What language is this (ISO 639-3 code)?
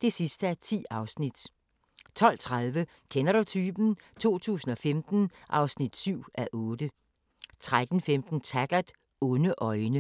dan